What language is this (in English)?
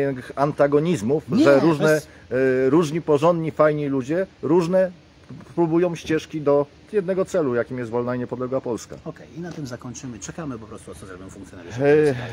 Polish